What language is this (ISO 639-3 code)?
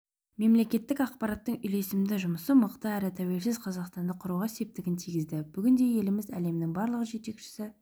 kaz